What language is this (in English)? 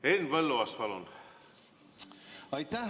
Estonian